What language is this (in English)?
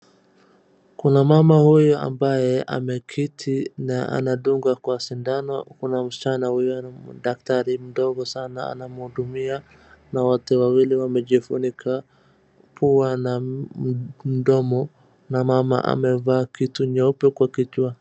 Swahili